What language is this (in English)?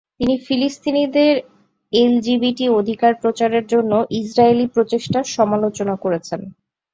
Bangla